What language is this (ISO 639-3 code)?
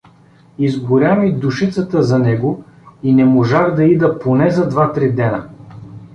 bul